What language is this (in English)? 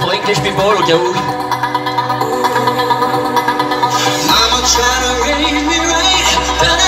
French